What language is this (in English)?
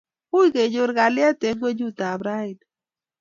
Kalenjin